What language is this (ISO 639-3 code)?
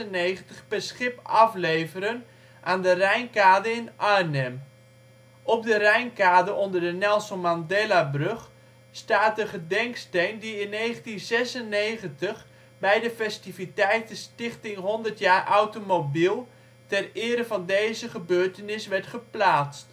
nld